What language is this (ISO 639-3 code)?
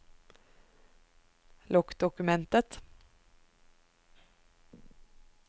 nor